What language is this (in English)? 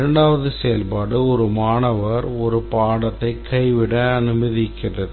Tamil